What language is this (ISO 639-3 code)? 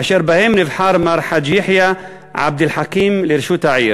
heb